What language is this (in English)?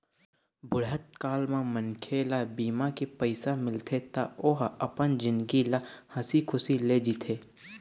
Chhattisgarhi